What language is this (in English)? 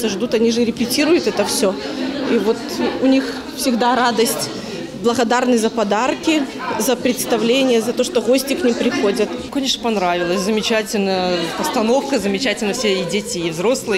Russian